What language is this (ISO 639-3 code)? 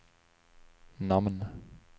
swe